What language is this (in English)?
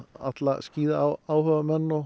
Icelandic